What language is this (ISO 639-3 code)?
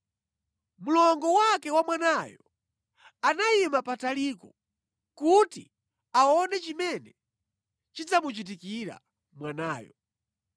nya